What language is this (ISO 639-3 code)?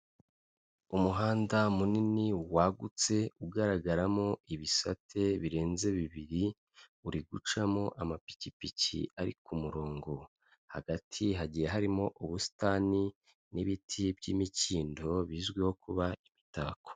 kin